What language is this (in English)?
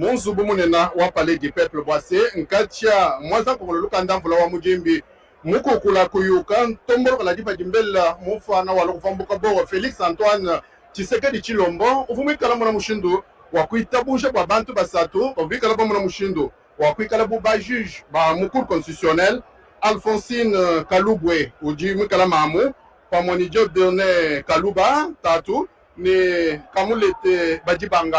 French